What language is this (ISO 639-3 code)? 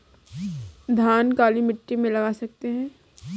hin